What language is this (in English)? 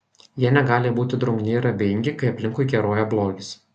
Lithuanian